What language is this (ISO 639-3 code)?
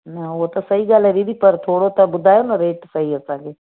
snd